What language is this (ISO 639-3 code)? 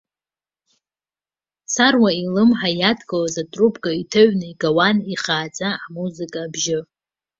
abk